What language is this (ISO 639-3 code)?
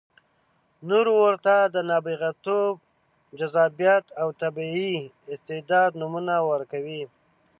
pus